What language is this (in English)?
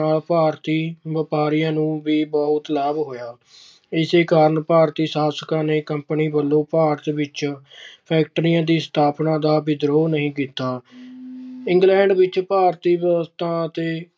Punjabi